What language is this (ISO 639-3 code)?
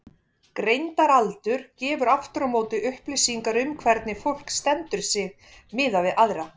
isl